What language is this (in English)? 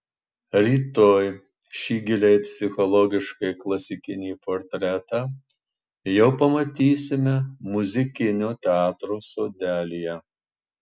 Lithuanian